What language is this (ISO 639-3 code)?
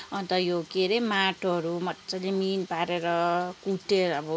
nep